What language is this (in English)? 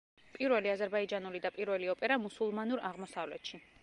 Georgian